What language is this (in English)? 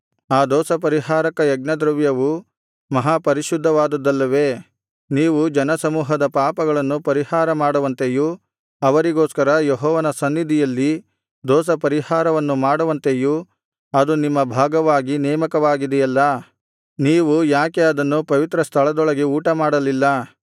Kannada